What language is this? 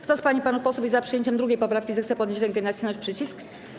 Polish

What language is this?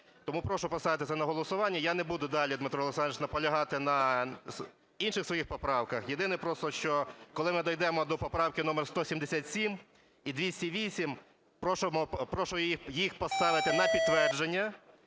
Ukrainian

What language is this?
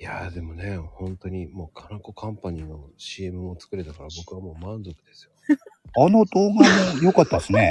Japanese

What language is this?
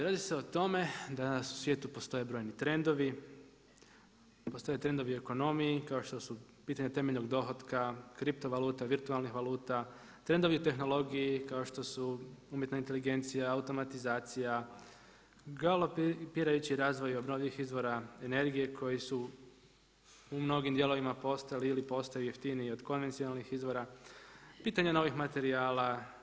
Croatian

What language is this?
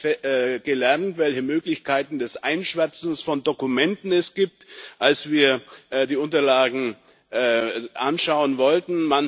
German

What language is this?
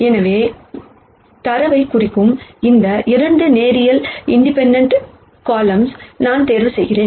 Tamil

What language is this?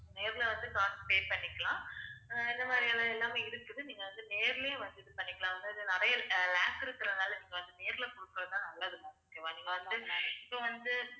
Tamil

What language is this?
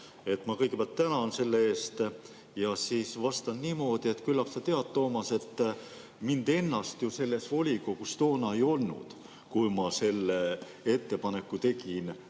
Estonian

